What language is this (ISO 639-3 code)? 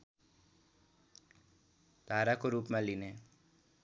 nep